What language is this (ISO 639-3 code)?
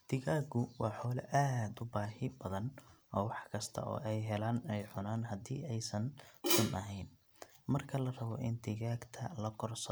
som